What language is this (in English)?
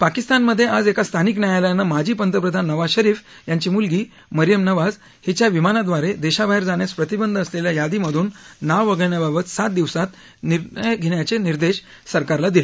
Marathi